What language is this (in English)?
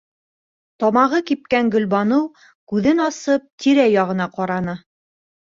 Bashkir